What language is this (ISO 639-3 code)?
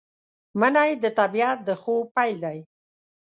pus